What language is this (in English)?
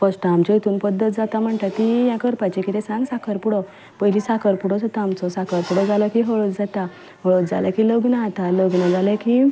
Konkani